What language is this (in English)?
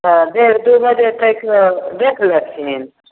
Maithili